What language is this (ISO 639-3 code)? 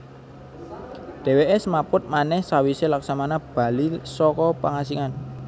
jav